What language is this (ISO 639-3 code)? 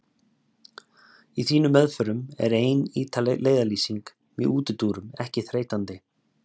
isl